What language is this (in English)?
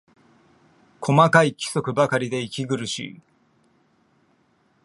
Japanese